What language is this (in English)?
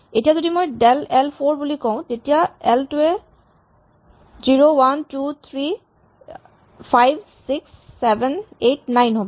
Assamese